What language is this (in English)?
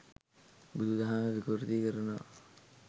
Sinhala